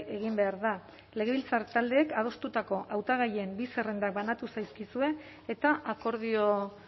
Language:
Basque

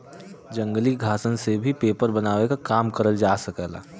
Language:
Bhojpuri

